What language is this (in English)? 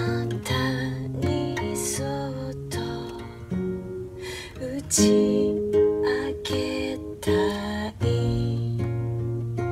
Indonesian